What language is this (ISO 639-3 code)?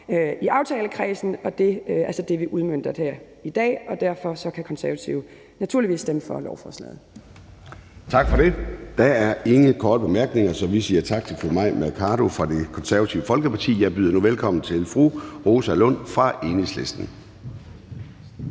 dan